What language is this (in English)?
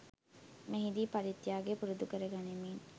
Sinhala